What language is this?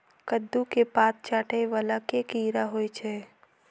Maithili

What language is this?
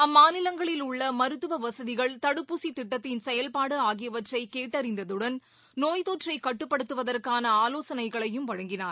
Tamil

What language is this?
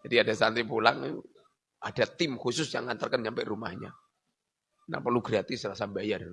Indonesian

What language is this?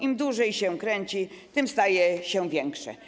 Polish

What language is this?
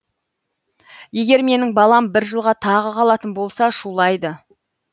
Kazakh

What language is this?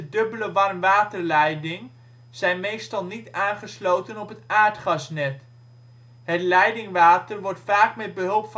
Dutch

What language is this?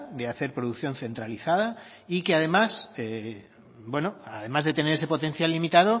Spanish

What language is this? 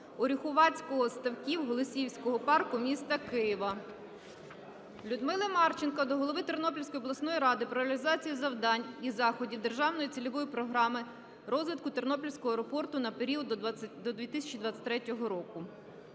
Ukrainian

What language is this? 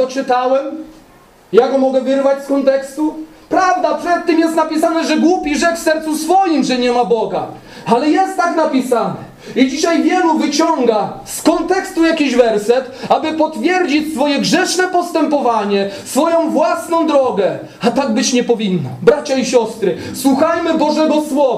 Polish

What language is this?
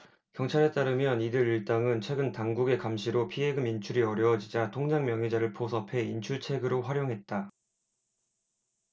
Korean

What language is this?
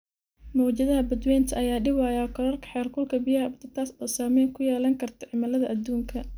Somali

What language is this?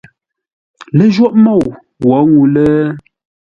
Ngombale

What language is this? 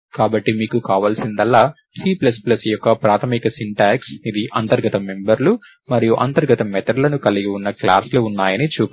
Telugu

